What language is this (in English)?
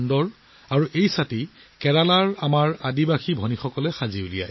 Assamese